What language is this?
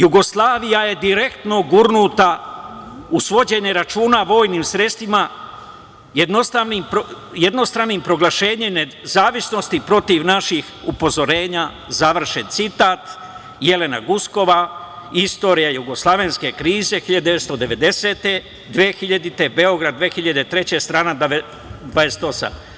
Serbian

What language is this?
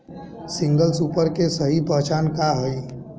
Bhojpuri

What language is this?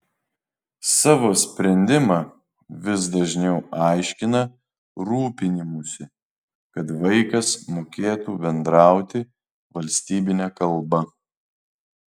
Lithuanian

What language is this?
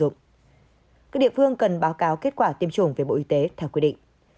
Vietnamese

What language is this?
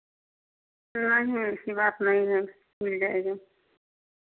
Hindi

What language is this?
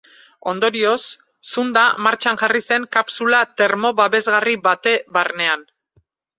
Basque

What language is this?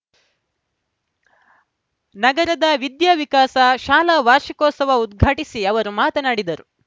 Kannada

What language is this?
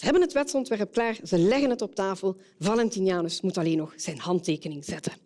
Dutch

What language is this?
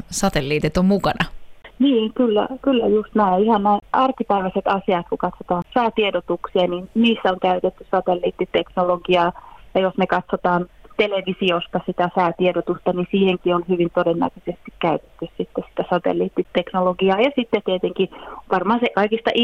Finnish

